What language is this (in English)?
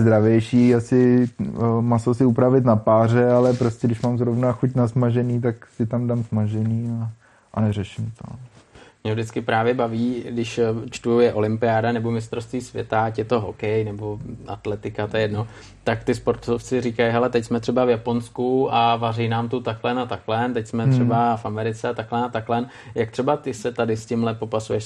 Czech